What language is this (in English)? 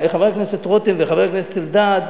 Hebrew